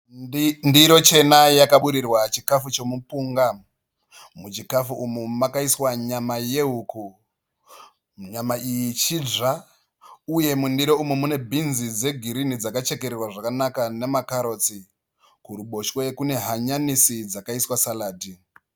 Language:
Shona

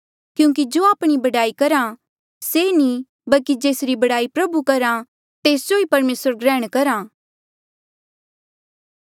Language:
Mandeali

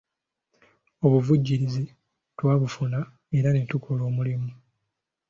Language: Ganda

